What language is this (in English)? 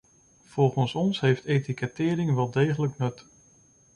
Dutch